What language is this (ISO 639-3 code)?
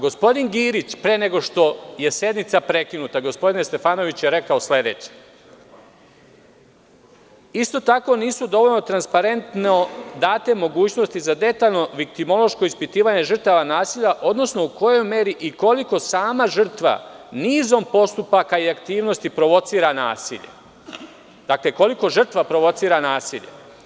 srp